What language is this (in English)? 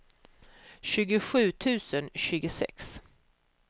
Swedish